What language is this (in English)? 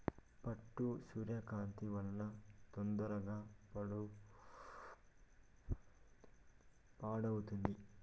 Telugu